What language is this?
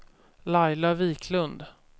Swedish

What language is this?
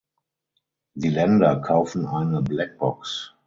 German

